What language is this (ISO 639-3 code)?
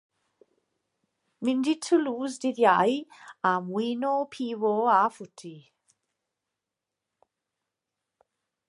cym